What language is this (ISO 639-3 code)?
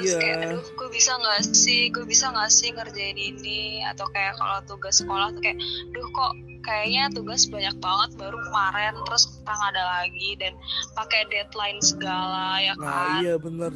ind